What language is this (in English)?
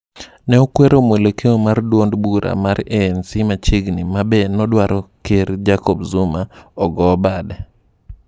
Luo (Kenya and Tanzania)